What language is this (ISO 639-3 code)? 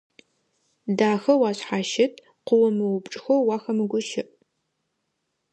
ady